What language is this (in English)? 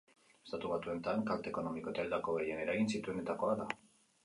Basque